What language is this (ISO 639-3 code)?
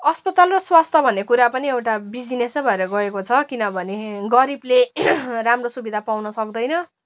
nep